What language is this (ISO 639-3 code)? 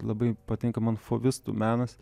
lit